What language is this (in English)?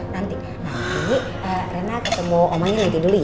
Indonesian